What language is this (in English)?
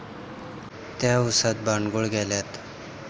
Marathi